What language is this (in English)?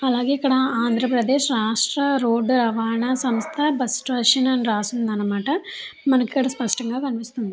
Telugu